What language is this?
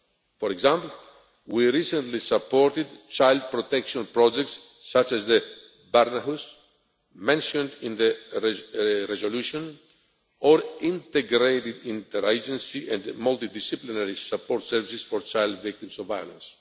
English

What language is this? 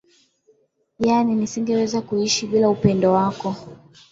Swahili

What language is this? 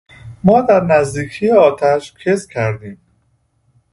Persian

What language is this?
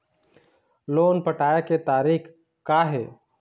Chhattisgarhi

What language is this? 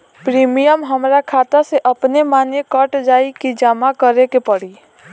Bhojpuri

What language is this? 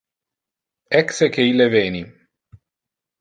Interlingua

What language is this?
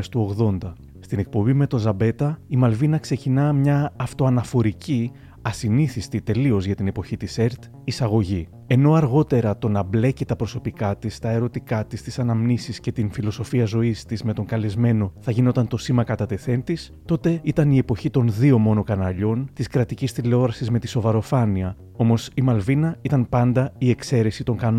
Greek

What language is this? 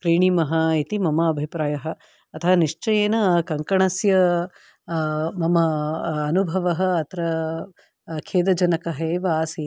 Sanskrit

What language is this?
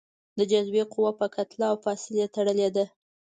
Pashto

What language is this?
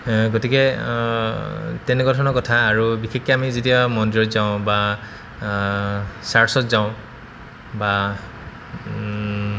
Assamese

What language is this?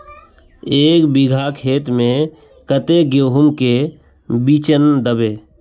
Magahi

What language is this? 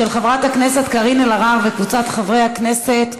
Hebrew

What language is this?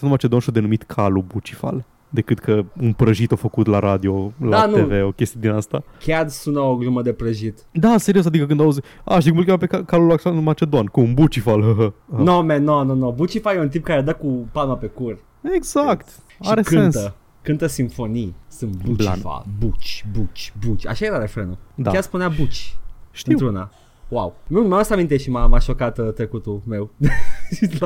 Romanian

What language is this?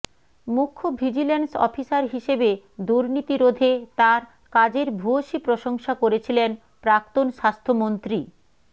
Bangla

